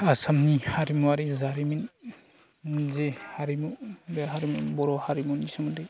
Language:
Bodo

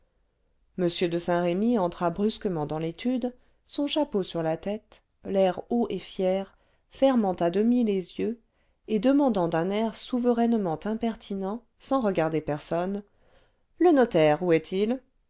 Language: French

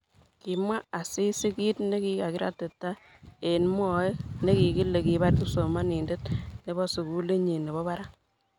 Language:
Kalenjin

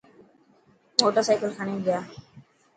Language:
Dhatki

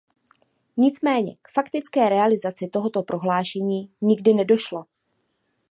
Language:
Czech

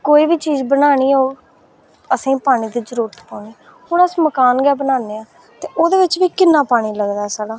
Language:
Dogri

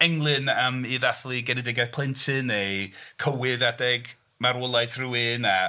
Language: Welsh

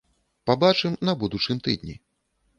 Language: Belarusian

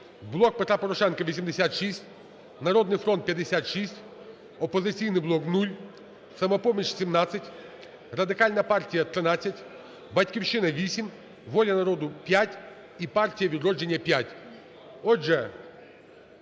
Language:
Ukrainian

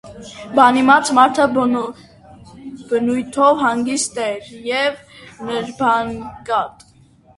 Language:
Armenian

